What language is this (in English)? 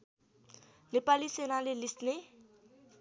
Nepali